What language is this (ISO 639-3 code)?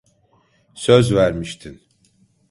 tur